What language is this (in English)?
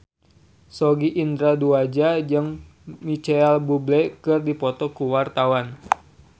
Sundanese